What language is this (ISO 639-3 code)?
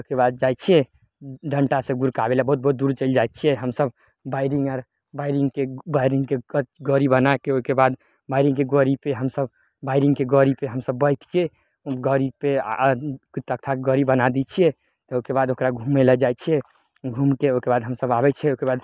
mai